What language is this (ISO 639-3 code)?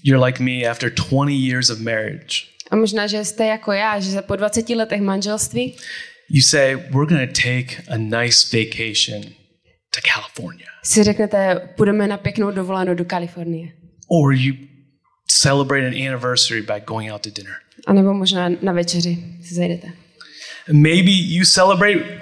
ces